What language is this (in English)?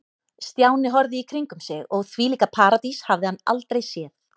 Icelandic